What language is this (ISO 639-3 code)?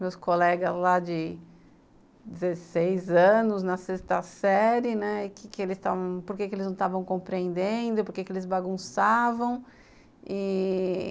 por